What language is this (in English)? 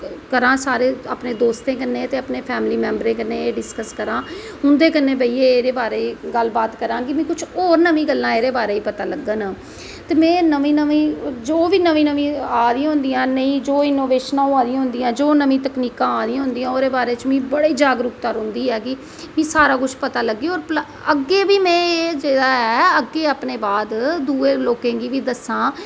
Dogri